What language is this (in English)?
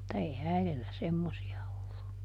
Finnish